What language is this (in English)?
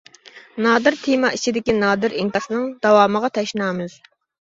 Uyghur